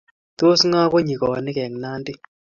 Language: Kalenjin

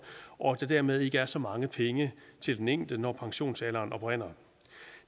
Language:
Danish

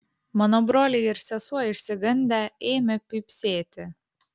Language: Lithuanian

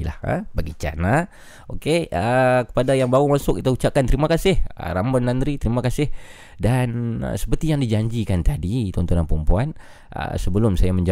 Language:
Malay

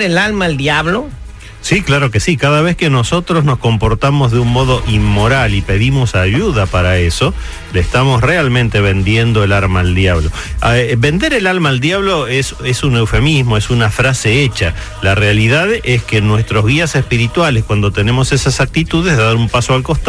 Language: Spanish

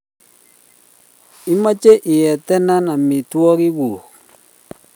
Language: Kalenjin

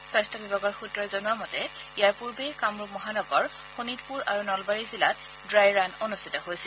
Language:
Assamese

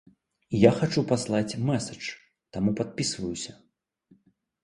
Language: Belarusian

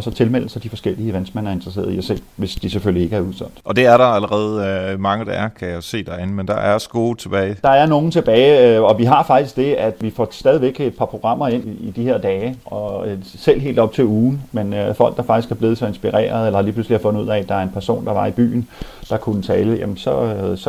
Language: Danish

